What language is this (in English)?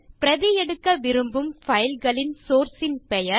Tamil